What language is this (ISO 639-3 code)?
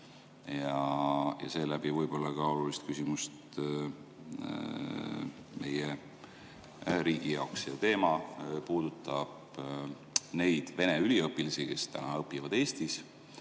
est